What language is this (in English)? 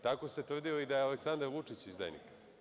Serbian